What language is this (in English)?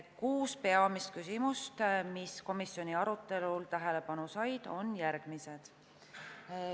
Estonian